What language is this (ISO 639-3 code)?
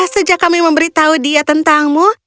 ind